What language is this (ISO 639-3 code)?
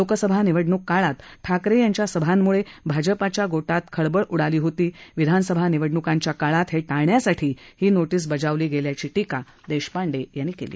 mar